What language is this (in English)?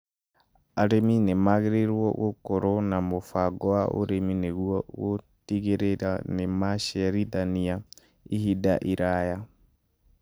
Kikuyu